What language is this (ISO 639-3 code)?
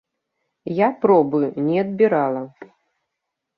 bel